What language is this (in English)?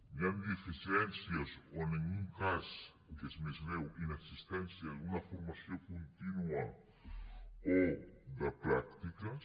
Catalan